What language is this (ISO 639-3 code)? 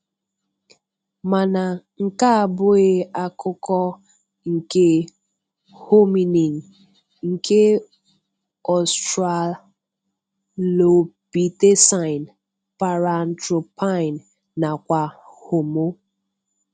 ibo